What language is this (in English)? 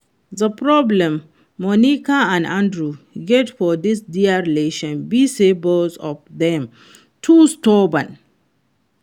Nigerian Pidgin